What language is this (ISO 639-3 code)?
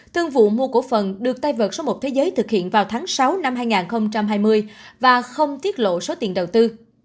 vie